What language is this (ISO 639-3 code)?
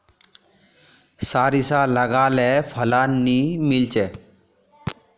mag